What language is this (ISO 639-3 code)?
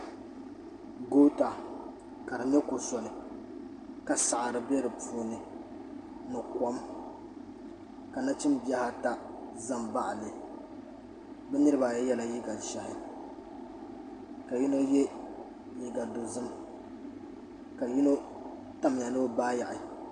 dag